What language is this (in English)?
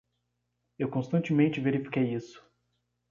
Portuguese